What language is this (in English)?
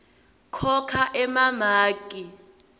Swati